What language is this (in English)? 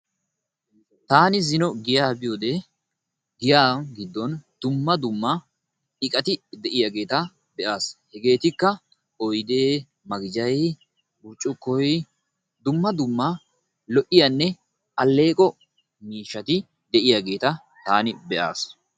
Wolaytta